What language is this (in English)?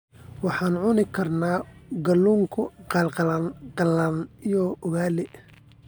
Somali